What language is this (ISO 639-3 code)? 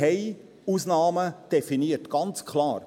gsw